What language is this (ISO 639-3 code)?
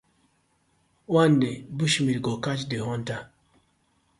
pcm